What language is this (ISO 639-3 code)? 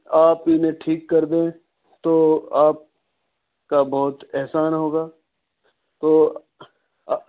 urd